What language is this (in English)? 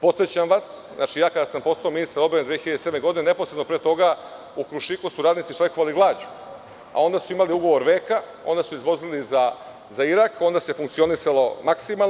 Serbian